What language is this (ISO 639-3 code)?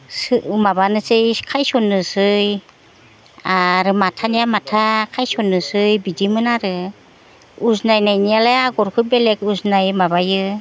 brx